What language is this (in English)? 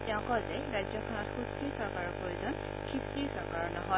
Assamese